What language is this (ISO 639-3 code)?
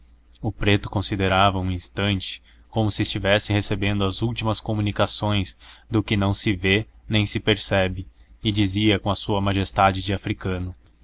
por